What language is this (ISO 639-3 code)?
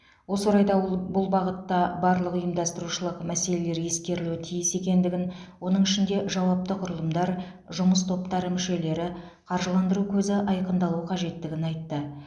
kaz